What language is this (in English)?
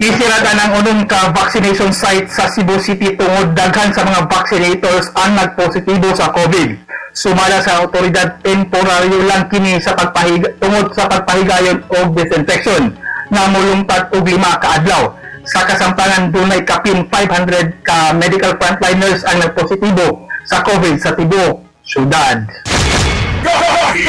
Filipino